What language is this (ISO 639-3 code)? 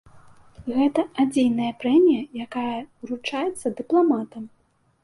bel